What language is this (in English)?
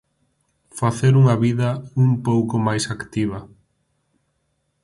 Galician